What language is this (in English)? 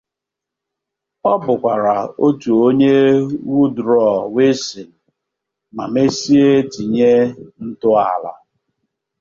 Igbo